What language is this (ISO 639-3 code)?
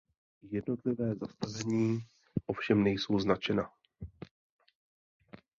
ces